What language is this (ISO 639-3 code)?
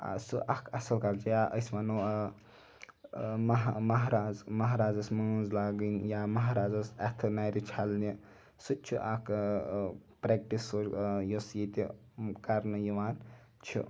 kas